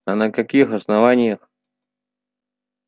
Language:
Russian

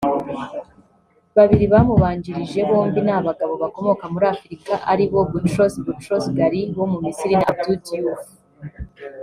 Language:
Kinyarwanda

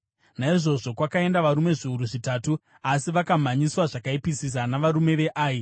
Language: Shona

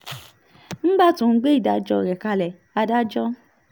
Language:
Yoruba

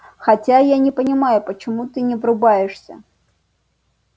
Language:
Russian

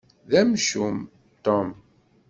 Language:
Kabyle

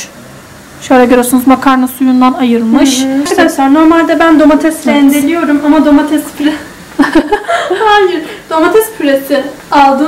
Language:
Turkish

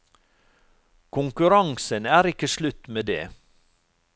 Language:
Norwegian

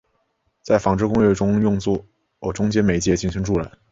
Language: Chinese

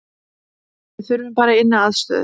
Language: Icelandic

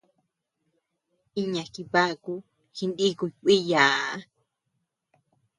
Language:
Tepeuxila Cuicatec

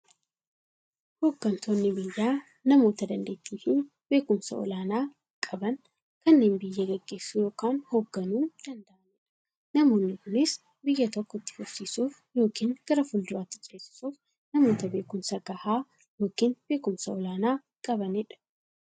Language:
Oromo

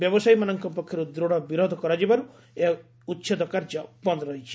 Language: Odia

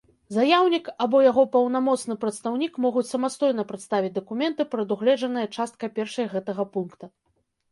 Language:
Belarusian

